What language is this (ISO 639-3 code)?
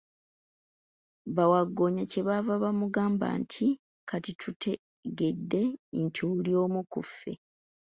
lug